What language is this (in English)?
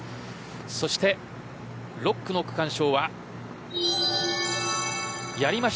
Japanese